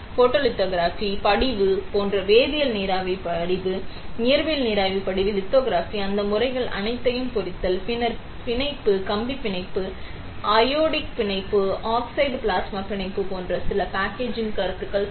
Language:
Tamil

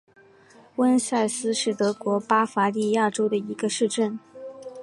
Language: Chinese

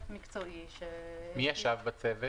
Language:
Hebrew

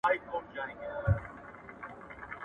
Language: Pashto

